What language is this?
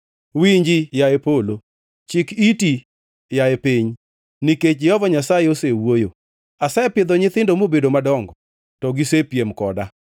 Luo (Kenya and Tanzania)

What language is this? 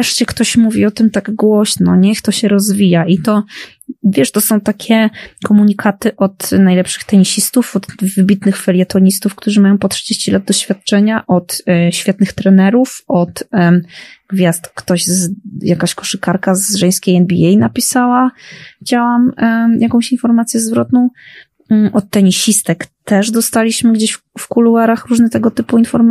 Polish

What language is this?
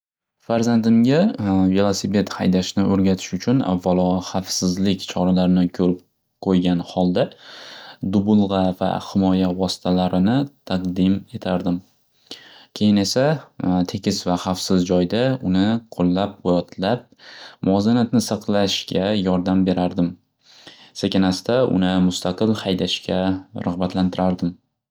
Uzbek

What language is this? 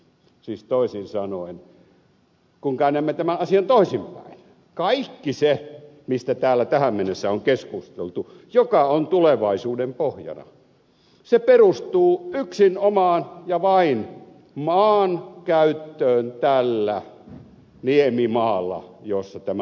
Finnish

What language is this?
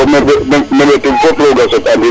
Serer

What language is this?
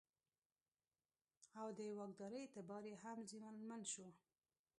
Pashto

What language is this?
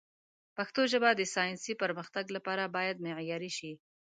Pashto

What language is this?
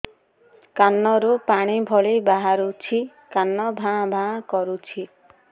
Odia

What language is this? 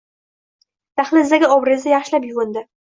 Uzbek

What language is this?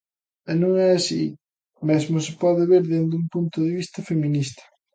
Galician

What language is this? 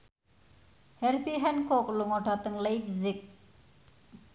Javanese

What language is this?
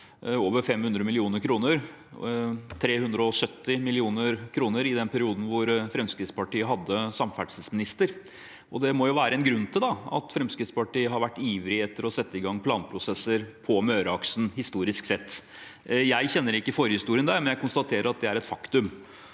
Norwegian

